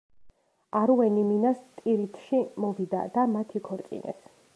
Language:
Georgian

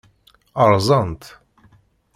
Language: Kabyle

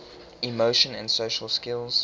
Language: English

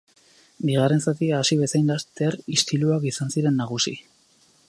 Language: Basque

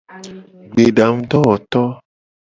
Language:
Gen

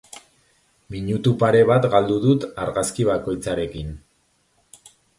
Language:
Basque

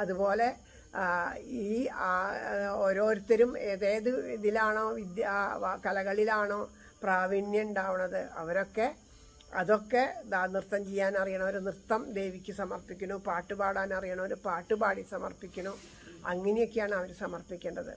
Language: Italian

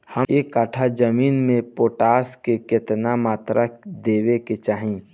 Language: Bhojpuri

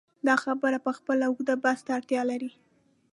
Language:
Pashto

